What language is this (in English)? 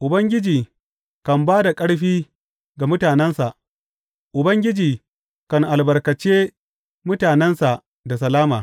Hausa